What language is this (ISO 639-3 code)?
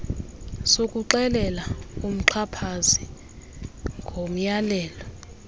xho